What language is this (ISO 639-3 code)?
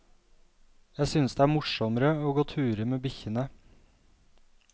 nor